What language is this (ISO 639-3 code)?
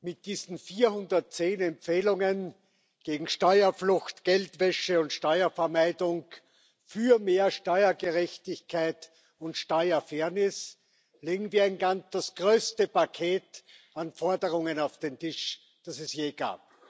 deu